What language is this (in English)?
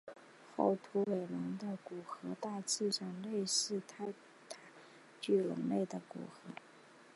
Chinese